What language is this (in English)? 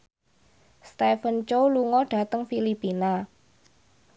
Javanese